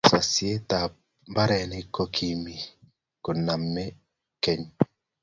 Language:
Kalenjin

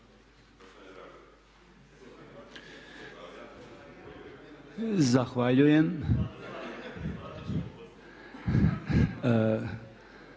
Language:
Croatian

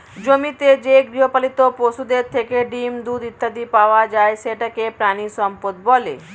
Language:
Bangla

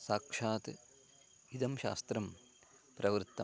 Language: Sanskrit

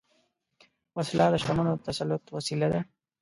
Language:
Pashto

